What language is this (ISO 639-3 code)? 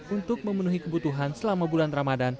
ind